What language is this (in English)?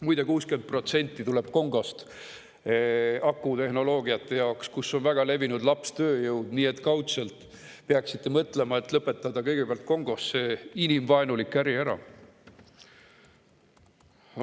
Estonian